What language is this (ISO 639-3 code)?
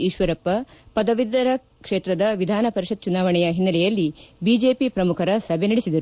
kan